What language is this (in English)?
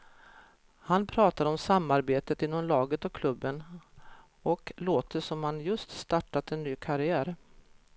Swedish